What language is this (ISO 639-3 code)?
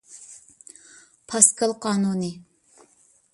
uig